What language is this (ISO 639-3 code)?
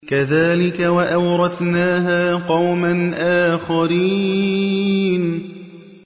ara